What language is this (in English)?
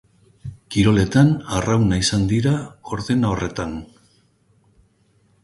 Basque